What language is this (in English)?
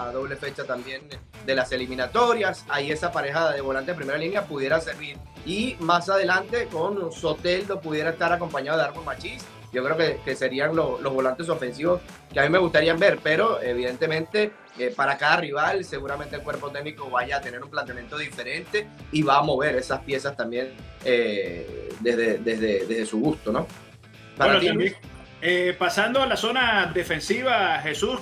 Spanish